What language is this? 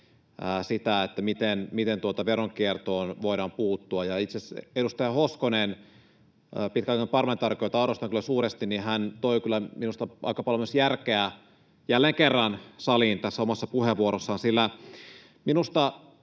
Finnish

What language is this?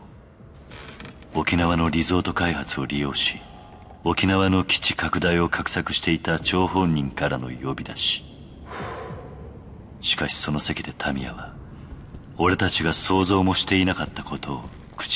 Japanese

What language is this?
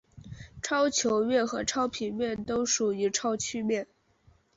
Chinese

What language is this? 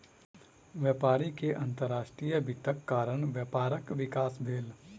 Maithili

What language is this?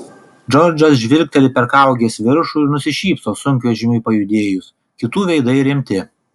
Lithuanian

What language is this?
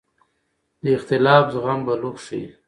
Pashto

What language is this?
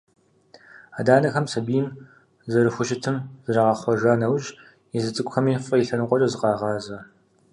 Kabardian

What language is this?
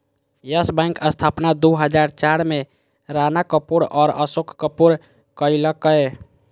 Magahi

